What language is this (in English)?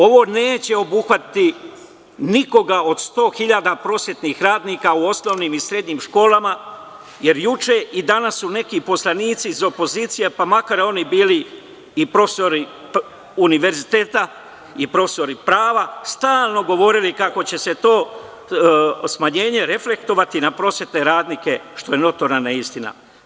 Serbian